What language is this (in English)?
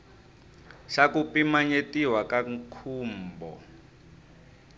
Tsonga